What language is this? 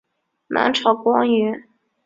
Chinese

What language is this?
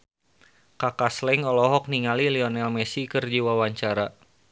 Sundanese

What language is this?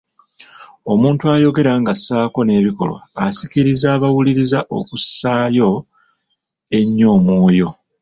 Ganda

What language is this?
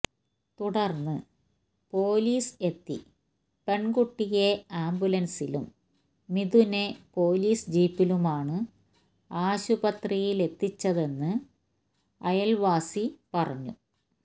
Malayalam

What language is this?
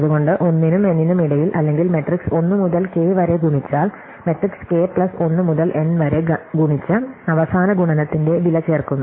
Malayalam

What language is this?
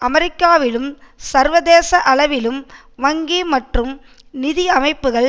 Tamil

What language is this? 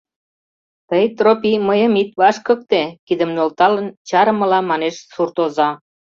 Mari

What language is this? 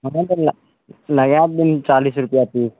Maithili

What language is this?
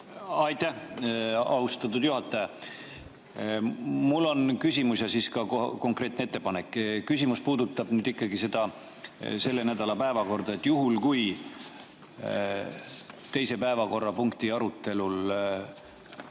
Estonian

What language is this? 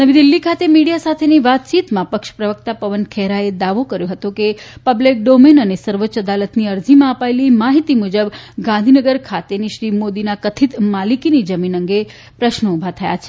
Gujarati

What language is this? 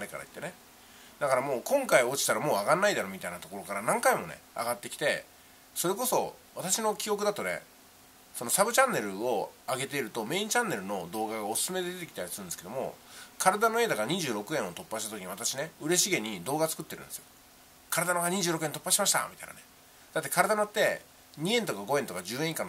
Japanese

